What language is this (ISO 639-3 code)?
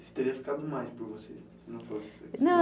por